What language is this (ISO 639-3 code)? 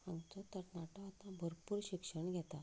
kok